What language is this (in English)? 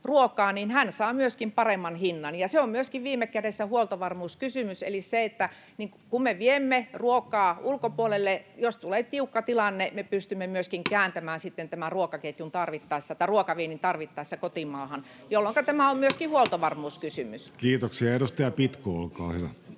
Finnish